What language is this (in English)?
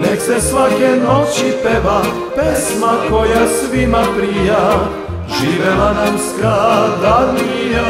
Romanian